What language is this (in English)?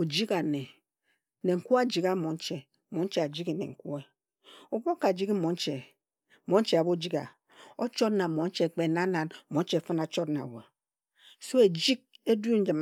Ejagham